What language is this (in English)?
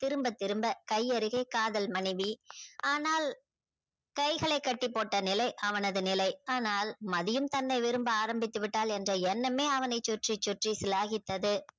Tamil